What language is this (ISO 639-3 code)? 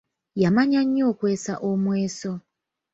lug